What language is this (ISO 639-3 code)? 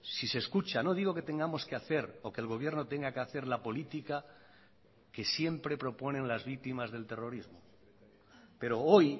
spa